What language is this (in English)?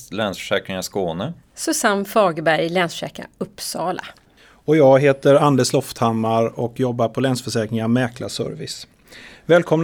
Swedish